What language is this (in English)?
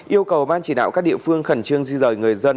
Vietnamese